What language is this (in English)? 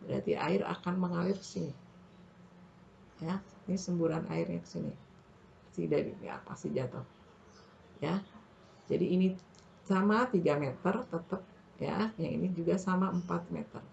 Indonesian